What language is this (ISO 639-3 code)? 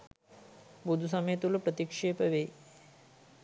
sin